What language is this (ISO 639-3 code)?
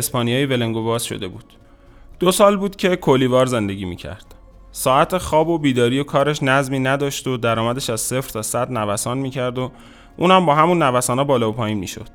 fas